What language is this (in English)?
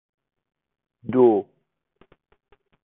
Persian